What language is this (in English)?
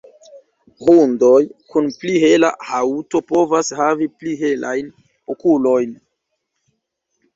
Esperanto